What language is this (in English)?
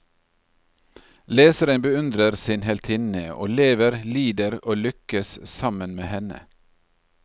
Norwegian